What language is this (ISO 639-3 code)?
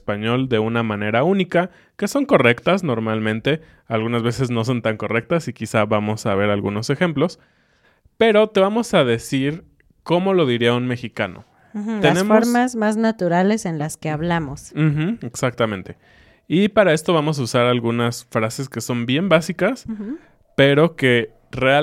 spa